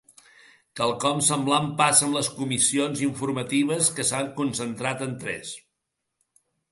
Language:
Catalan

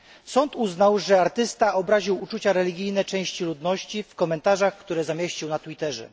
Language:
Polish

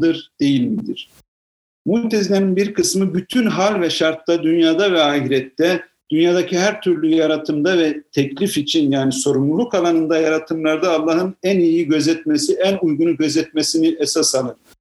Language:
Turkish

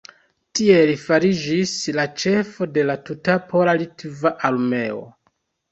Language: Esperanto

